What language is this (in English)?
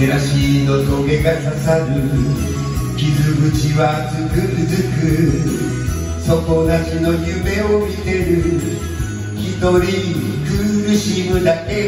Japanese